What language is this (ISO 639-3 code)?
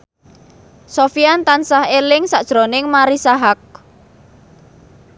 jav